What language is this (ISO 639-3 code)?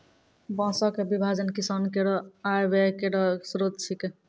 mai